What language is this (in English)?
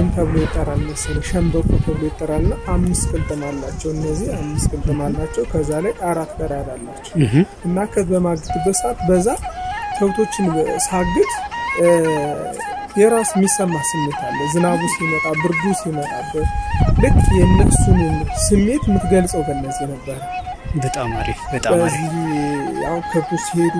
Arabic